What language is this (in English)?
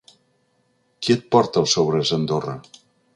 Catalan